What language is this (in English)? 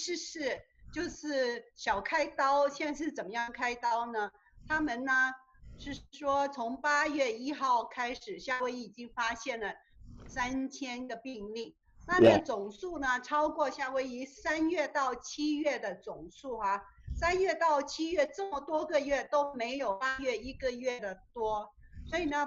Chinese